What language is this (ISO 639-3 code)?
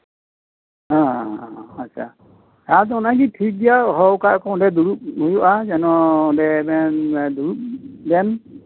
sat